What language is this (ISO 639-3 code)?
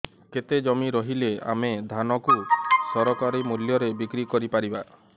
ori